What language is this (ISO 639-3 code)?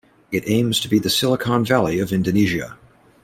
eng